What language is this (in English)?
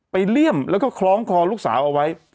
Thai